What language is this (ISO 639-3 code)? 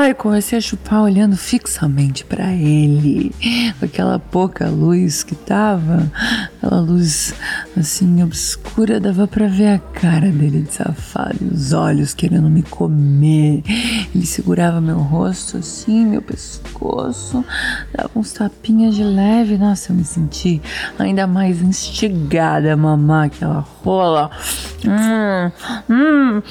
por